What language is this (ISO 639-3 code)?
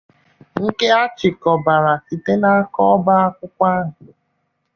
ibo